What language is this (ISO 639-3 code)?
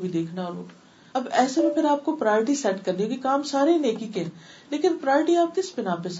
urd